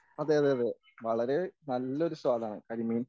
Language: Malayalam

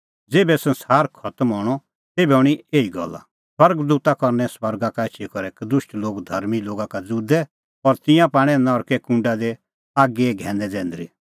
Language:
Kullu Pahari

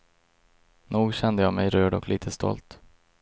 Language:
Swedish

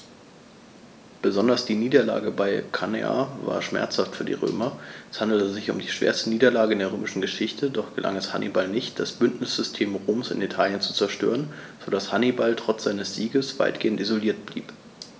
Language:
German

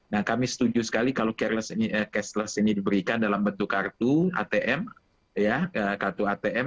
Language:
Indonesian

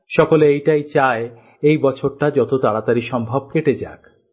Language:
Bangla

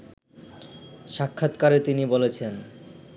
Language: Bangla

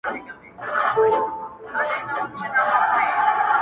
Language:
Pashto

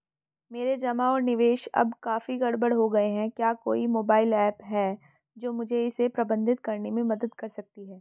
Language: Hindi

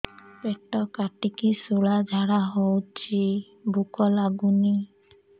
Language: Odia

